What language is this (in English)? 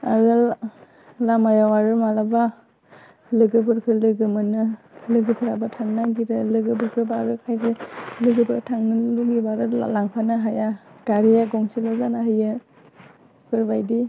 Bodo